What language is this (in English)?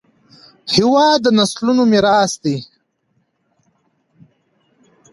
Pashto